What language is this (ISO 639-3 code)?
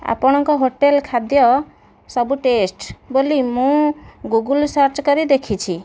ori